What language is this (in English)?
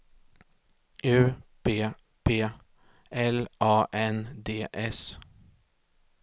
Swedish